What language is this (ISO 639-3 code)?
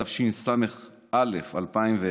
heb